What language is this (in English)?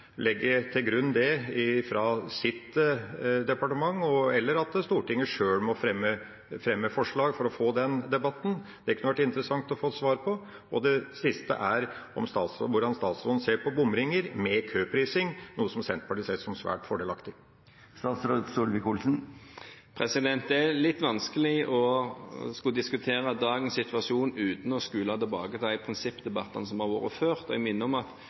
Norwegian